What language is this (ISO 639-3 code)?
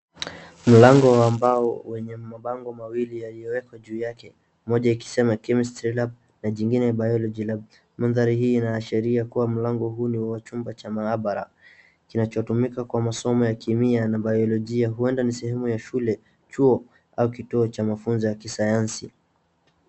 swa